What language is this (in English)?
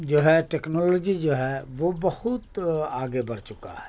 Urdu